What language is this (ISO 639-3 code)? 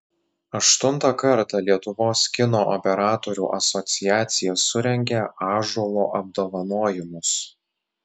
lit